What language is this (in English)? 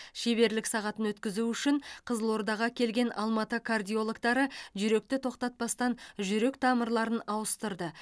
Kazakh